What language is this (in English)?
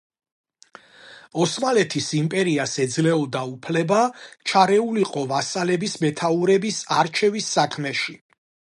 Georgian